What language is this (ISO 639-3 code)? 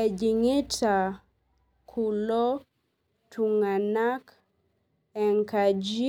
mas